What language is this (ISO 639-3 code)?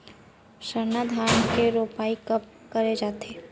hne